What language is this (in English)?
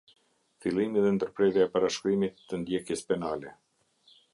Albanian